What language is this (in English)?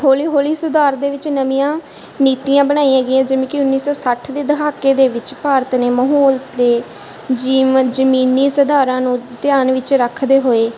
Punjabi